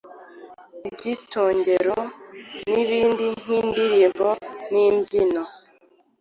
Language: Kinyarwanda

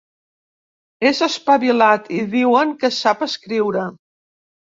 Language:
Catalan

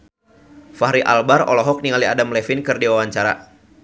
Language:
Sundanese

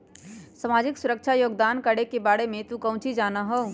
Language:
Magahi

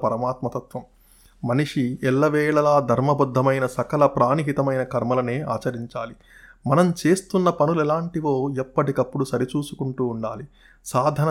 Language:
Telugu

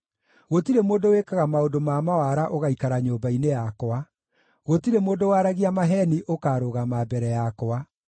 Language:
Kikuyu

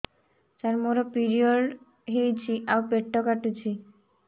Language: Odia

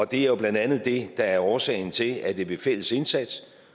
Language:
Danish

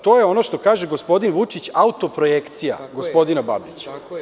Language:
Serbian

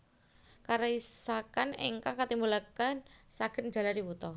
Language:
Javanese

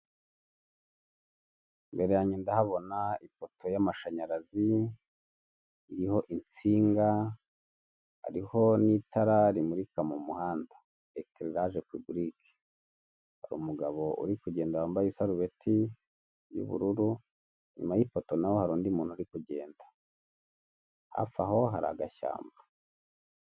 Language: Kinyarwanda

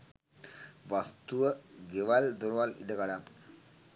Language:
Sinhala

